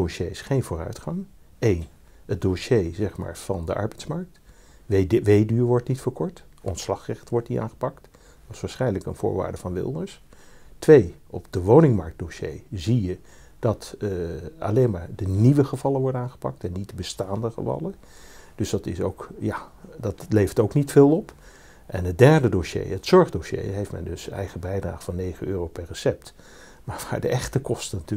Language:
Dutch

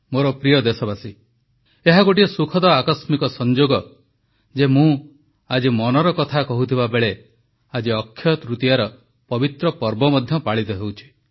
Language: Odia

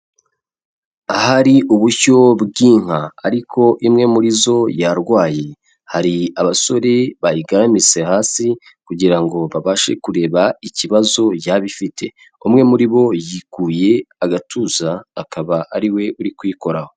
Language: Kinyarwanda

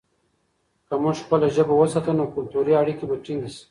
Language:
Pashto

